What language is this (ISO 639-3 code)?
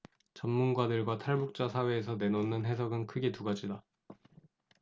kor